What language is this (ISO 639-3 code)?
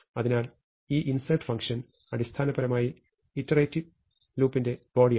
mal